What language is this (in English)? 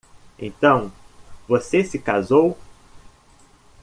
Portuguese